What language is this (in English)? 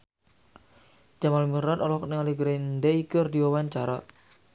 Sundanese